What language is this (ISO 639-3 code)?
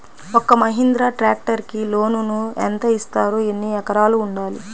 tel